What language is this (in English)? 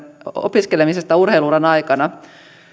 Finnish